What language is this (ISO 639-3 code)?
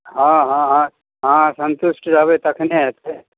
mai